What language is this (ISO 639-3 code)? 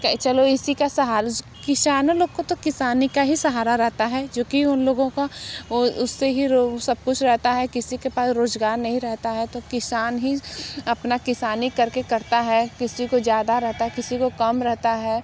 hin